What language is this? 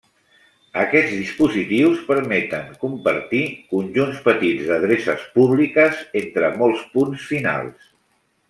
Catalan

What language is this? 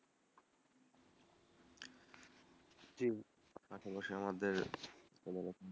Bangla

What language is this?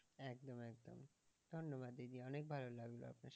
Bangla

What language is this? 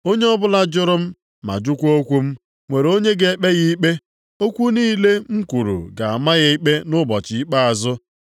Igbo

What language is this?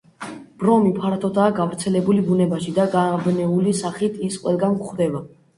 Georgian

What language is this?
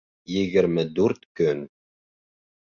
Bashkir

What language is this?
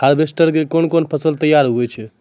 Maithili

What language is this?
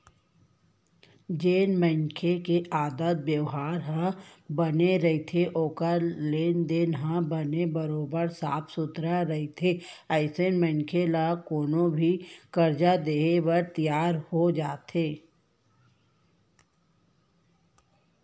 Chhattisgarhi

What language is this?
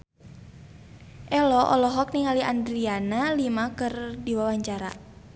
Sundanese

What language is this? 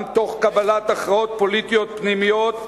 Hebrew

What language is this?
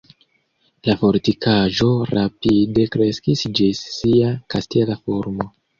Esperanto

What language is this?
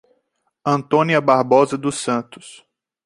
Portuguese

